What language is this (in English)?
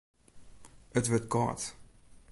Western Frisian